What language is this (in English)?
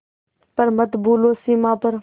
Hindi